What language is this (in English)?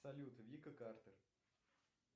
Russian